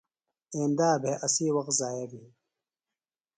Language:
Phalura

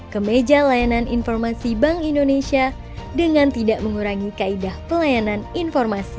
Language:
Indonesian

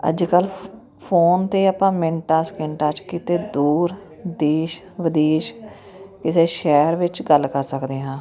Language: Punjabi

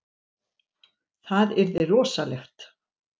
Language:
Icelandic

